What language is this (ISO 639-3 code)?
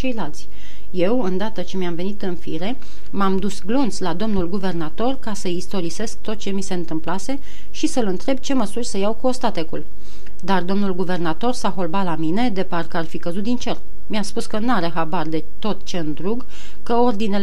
ron